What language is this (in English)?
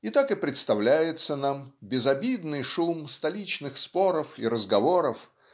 Russian